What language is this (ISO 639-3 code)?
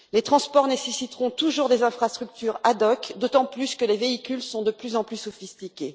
fra